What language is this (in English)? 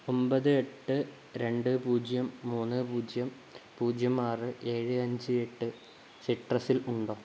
Malayalam